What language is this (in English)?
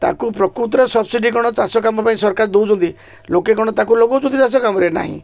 Odia